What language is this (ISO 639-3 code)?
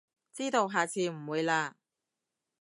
yue